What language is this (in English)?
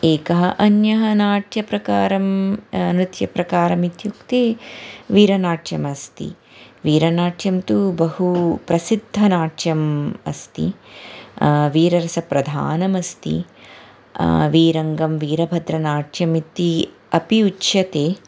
Sanskrit